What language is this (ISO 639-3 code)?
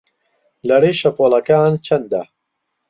ckb